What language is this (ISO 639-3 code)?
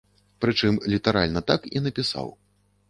bel